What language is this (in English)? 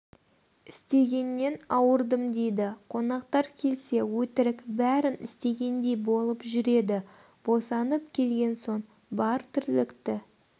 Kazakh